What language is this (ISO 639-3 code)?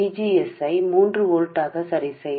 tel